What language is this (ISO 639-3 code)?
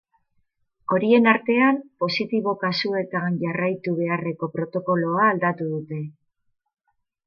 eus